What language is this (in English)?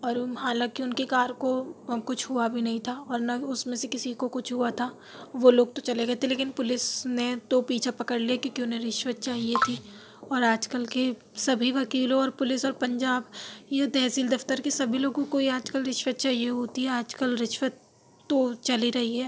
Urdu